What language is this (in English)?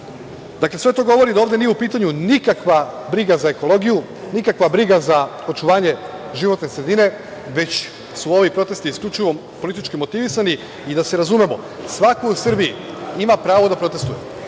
Serbian